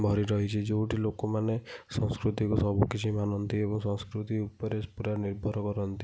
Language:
Odia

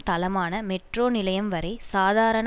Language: Tamil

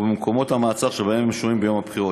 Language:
Hebrew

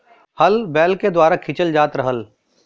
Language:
Bhojpuri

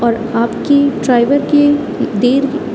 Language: Urdu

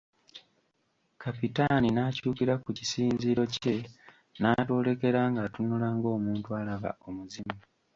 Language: Ganda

